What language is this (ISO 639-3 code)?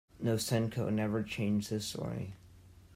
eng